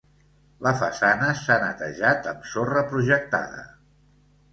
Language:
Catalan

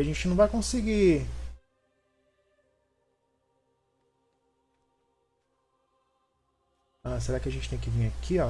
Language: Portuguese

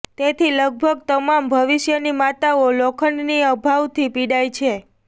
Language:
Gujarati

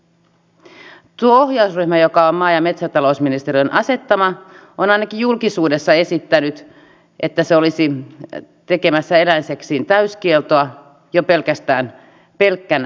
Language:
Finnish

